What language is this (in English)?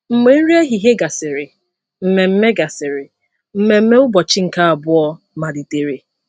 Igbo